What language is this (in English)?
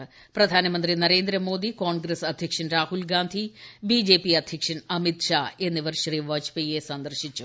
Malayalam